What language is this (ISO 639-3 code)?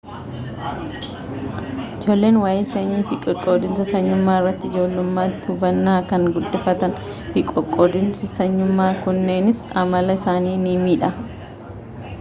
orm